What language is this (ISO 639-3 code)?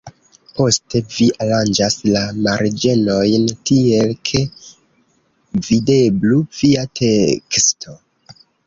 epo